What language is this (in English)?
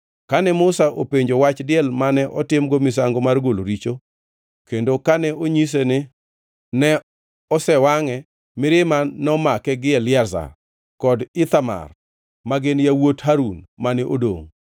Luo (Kenya and Tanzania)